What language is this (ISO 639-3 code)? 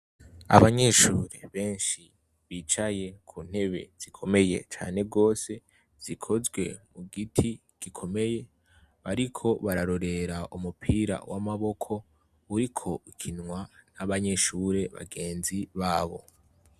run